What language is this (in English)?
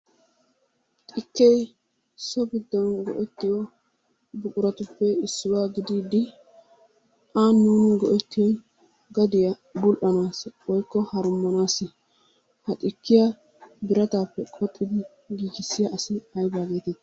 Wolaytta